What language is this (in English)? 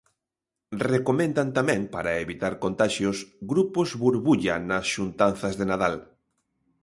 Galician